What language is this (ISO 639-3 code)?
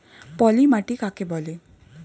ben